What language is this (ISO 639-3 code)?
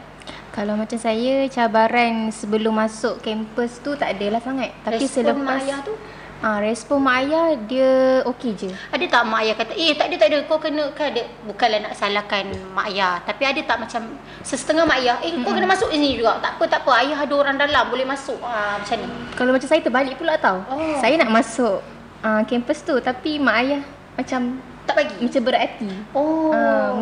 msa